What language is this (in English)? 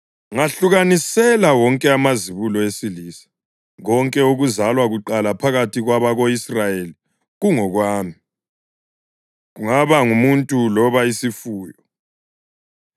North Ndebele